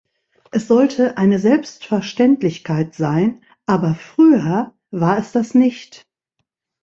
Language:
German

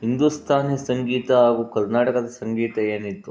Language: Kannada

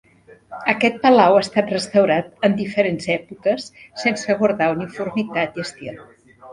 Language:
Catalan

